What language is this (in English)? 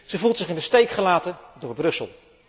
Dutch